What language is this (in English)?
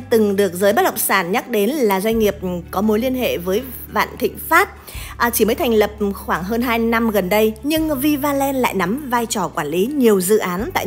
Vietnamese